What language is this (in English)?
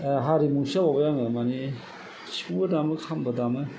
Bodo